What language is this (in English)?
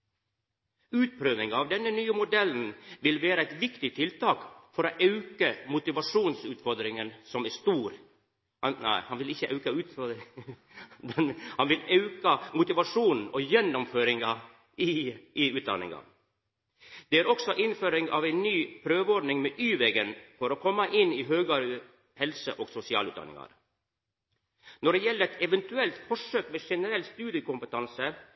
Norwegian Nynorsk